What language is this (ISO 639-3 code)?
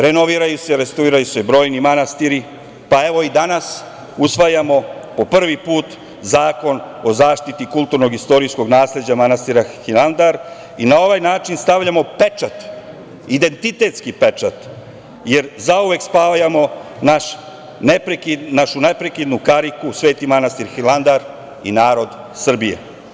srp